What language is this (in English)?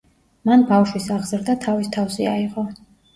Georgian